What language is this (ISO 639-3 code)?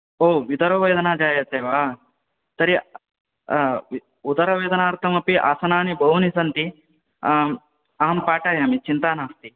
san